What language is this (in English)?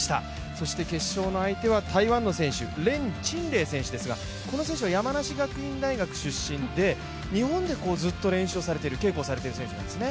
Japanese